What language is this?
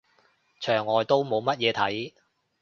Cantonese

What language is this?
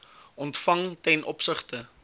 Afrikaans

